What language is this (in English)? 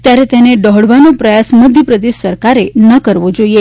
Gujarati